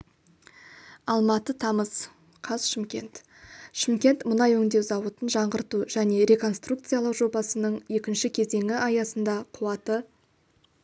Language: Kazakh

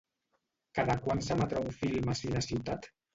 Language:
Catalan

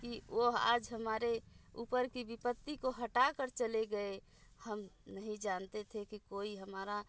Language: Hindi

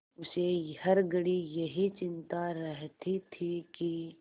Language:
Hindi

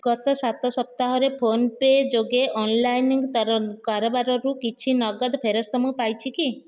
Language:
Odia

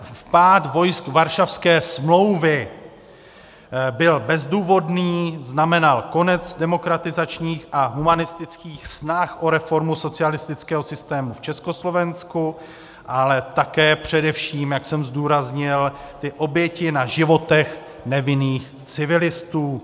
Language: Czech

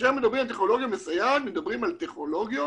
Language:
Hebrew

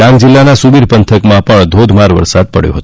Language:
Gujarati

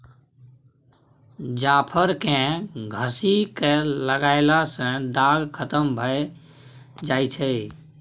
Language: Maithili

